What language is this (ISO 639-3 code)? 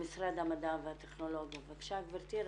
heb